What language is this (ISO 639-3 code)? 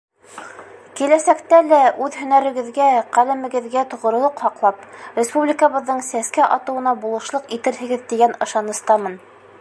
bak